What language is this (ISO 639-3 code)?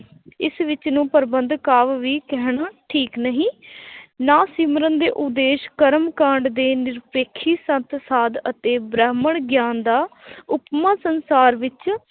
pan